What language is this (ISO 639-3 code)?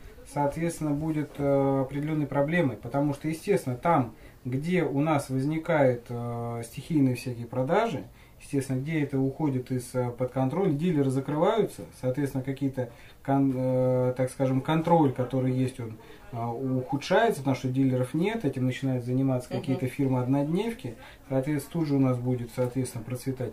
rus